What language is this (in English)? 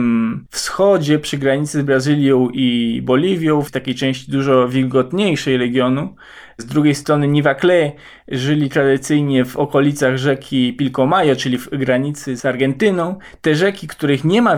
Polish